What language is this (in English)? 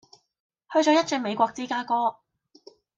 Cantonese